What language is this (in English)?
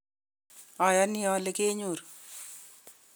Kalenjin